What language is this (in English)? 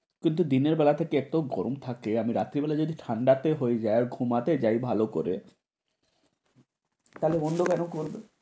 Bangla